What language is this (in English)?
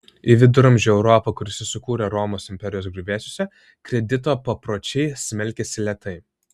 Lithuanian